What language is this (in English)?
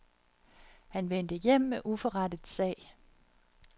Danish